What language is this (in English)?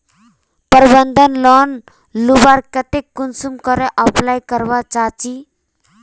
Magahi